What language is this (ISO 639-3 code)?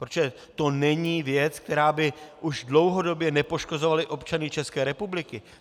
ces